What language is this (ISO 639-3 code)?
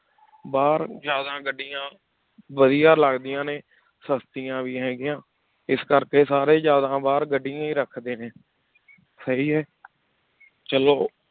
pan